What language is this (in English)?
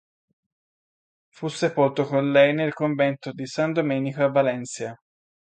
Italian